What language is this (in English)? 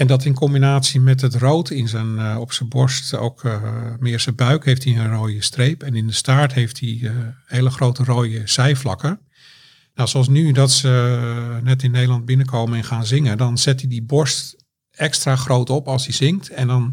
Dutch